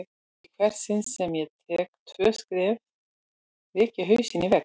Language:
Icelandic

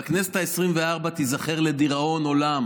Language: Hebrew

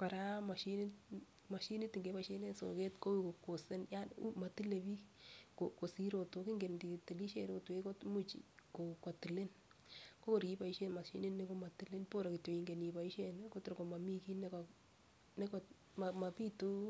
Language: Kalenjin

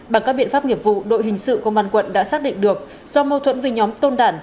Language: Vietnamese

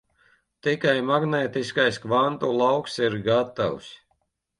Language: Latvian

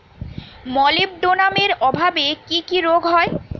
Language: Bangla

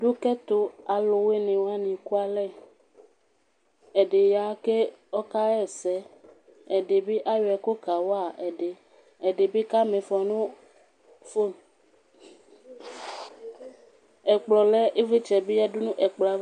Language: Ikposo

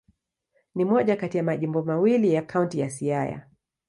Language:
Swahili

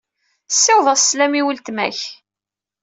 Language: Kabyle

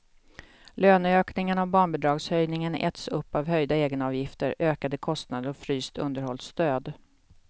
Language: Swedish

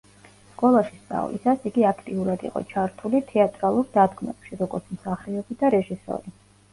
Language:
Georgian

